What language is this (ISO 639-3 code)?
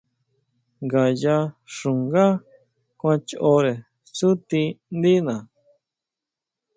mau